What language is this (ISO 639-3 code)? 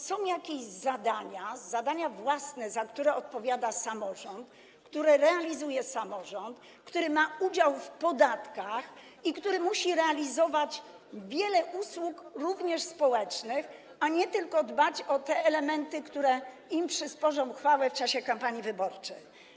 pol